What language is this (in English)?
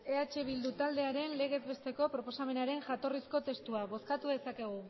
Basque